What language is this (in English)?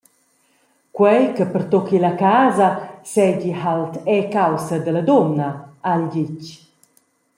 Romansh